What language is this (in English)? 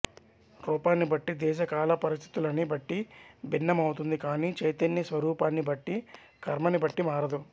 Telugu